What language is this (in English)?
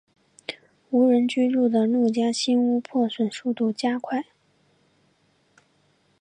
Chinese